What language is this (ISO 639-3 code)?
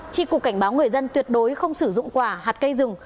vie